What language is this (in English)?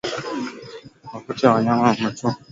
Swahili